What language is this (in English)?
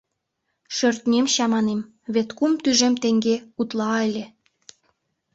Mari